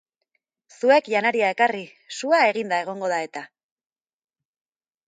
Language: Basque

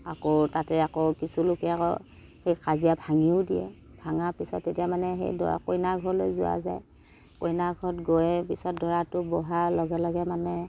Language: Assamese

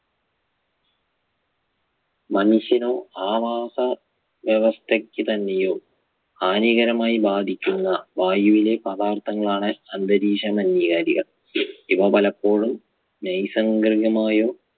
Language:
Malayalam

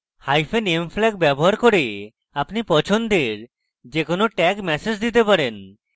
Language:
Bangla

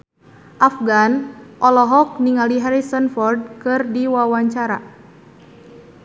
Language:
Sundanese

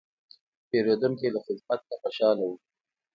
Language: Pashto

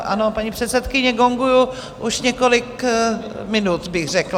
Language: Czech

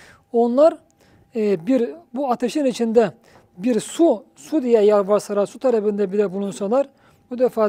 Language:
Turkish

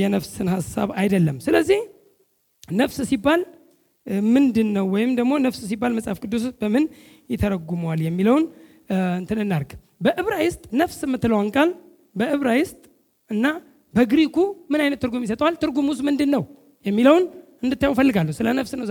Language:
Amharic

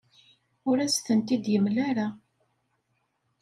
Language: Kabyle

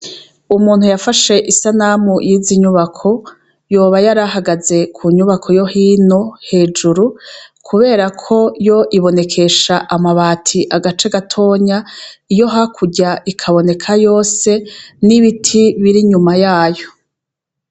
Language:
Rundi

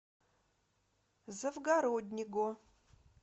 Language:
Russian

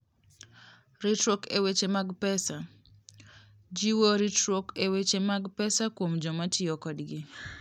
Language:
Luo (Kenya and Tanzania)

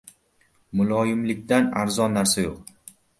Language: Uzbek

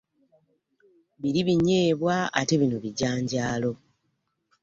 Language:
Ganda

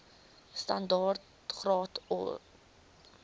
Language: Afrikaans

